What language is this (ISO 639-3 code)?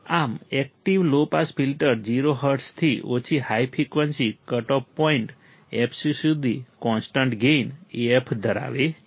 guj